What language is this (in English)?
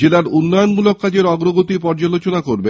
Bangla